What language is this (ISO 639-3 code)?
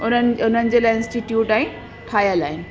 snd